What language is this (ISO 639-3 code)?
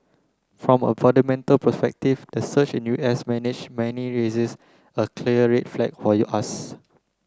eng